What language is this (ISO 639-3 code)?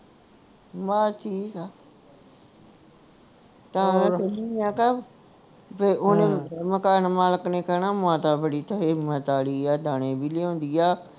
pan